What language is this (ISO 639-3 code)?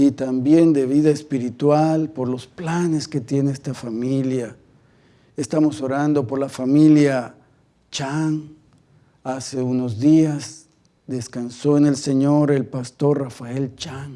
spa